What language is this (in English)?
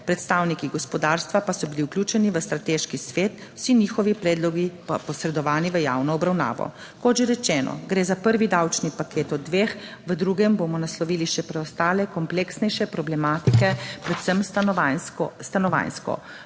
Slovenian